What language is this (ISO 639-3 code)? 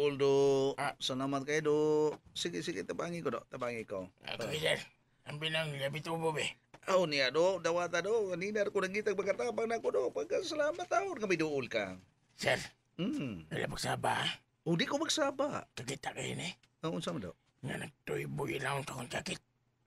fil